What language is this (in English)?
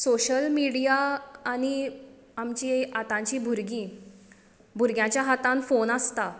Konkani